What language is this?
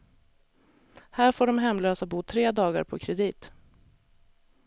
Swedish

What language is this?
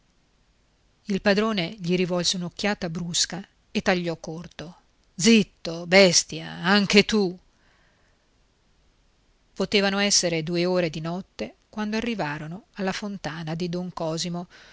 Italian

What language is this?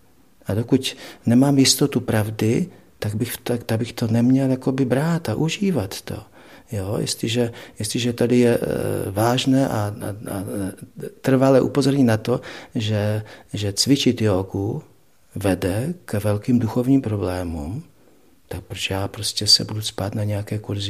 Czech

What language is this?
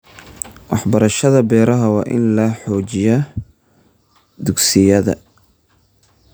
Somali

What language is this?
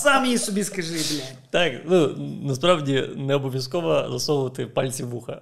Ukrainian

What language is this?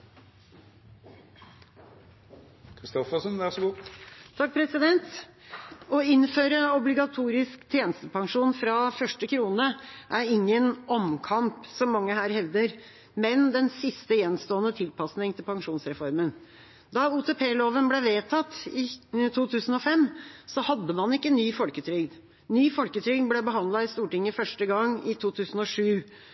Norwegian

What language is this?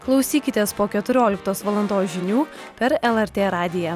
Lithuanian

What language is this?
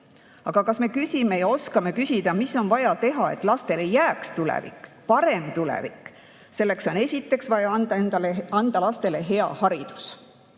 Estonian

